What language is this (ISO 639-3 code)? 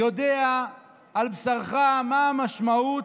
heb